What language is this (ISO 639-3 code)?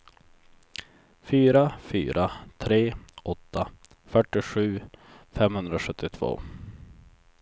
swe